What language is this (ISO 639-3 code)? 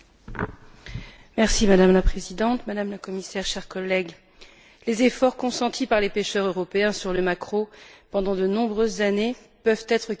fra